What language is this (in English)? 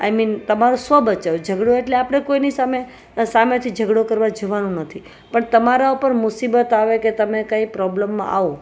Gujarati